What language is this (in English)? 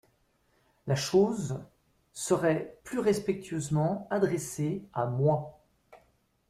French